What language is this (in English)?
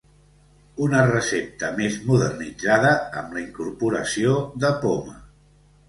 Catalan